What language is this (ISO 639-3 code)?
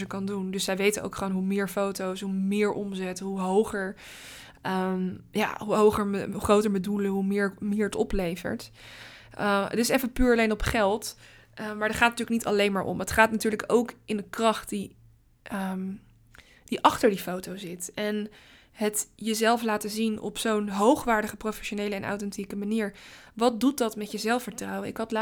nld